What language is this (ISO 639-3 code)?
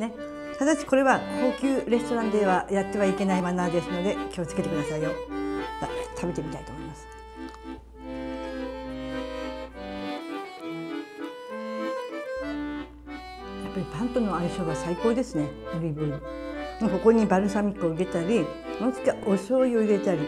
jpn